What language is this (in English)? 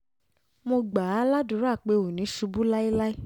Yoruba